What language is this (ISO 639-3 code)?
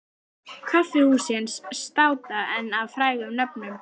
isl